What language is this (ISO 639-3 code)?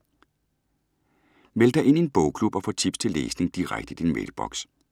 dan